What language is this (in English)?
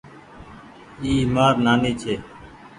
Goaria